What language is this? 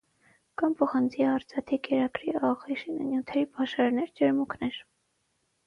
Armenian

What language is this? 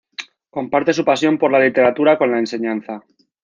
Spanish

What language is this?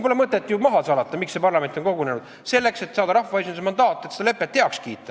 Estonian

